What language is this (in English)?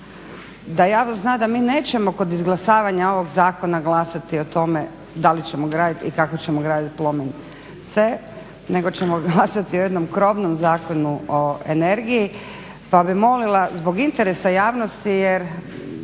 Croatian